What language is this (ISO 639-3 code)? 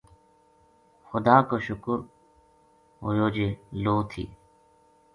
gju